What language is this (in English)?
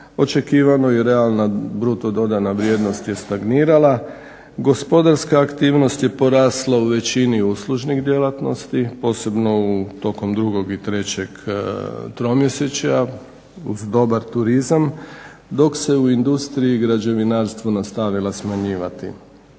Croatian